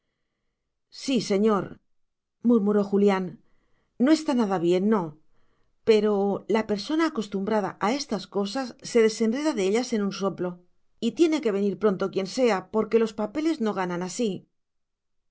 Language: Spanish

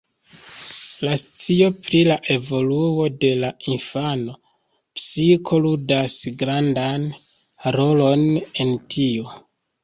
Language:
Esperanto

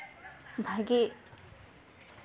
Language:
Santali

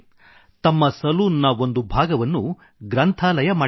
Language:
Kannada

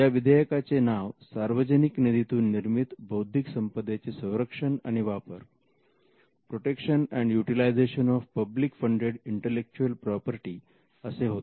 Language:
Marathi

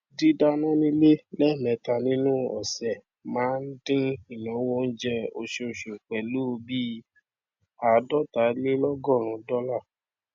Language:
Yoruba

